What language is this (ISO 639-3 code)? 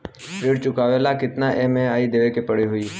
bho